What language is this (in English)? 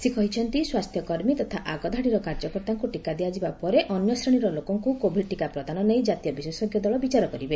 Odia